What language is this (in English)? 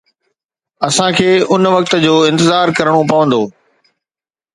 Sindhi